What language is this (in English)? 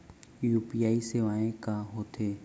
Chhattisgarhi